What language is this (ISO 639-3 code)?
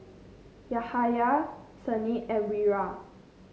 eng